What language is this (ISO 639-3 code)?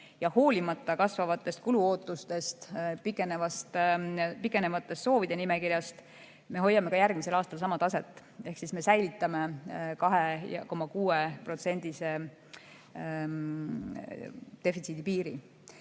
est